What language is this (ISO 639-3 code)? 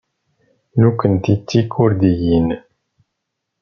kab